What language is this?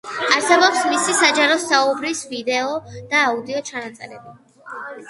Georgian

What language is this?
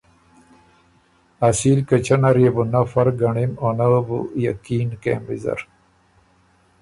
Ormuri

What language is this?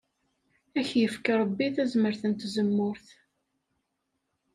Kabyle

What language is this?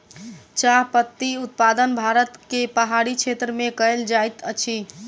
Maithili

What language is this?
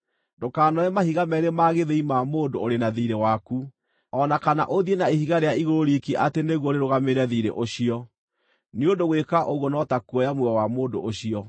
Kikuyu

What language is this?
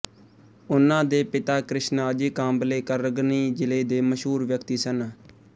Punjabi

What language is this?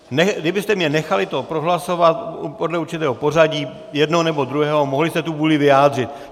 Czech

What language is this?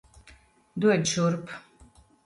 Latvian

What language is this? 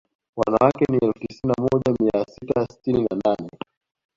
Swahili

